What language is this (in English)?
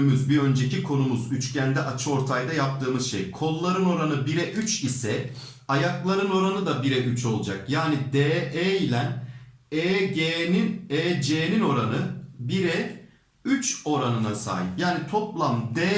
Turkish